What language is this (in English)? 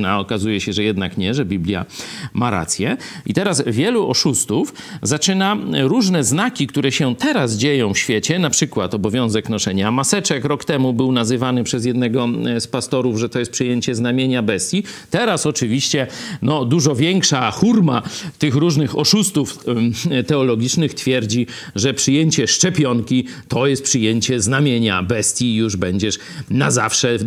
Polish